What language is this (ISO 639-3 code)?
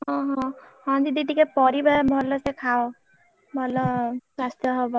ori